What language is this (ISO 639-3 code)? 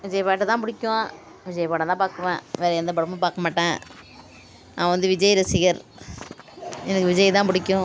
tam